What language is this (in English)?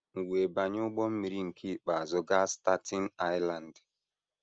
Igbo